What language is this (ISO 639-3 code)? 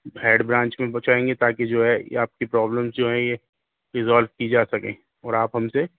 urd